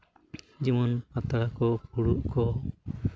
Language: Santali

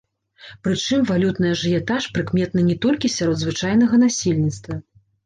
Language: Belarusian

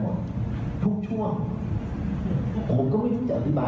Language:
Thai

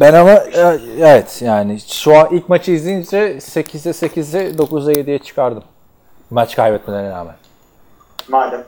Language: Turkish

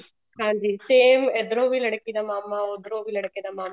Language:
Punjabi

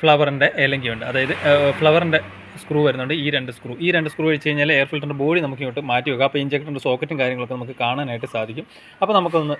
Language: Malayalam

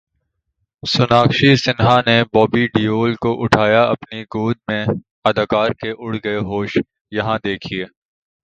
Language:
Urdu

